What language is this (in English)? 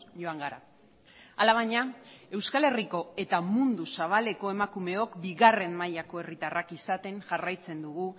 Basque